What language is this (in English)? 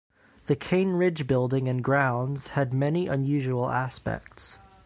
English